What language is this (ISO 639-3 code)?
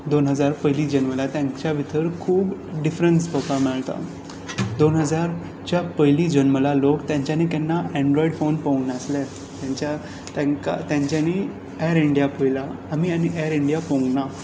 kok